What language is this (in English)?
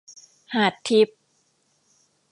Thai